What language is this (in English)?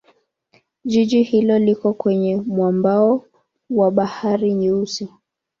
Swahili